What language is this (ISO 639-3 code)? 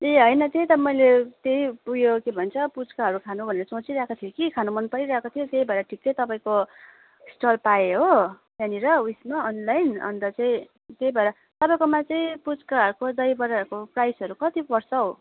nep